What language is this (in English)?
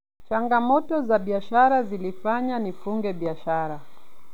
Luo (Kenya and Tanzania)